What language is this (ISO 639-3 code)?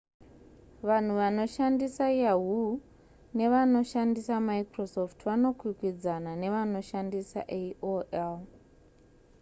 sna